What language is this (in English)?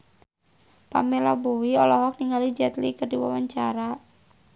Sundanese